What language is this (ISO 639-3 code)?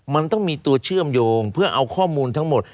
tha